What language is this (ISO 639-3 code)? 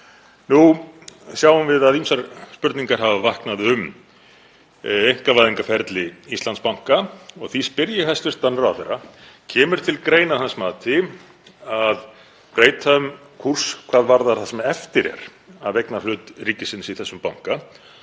isl